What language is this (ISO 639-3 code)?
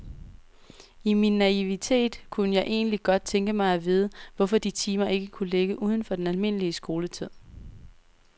dan